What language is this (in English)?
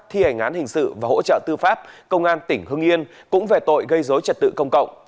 Vietnamese